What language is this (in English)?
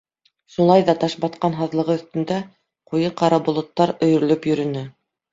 Bashkir